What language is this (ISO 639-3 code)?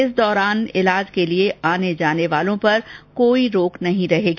hin